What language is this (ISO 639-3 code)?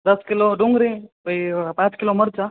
guj